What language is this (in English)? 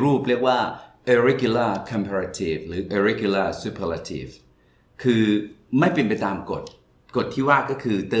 Thai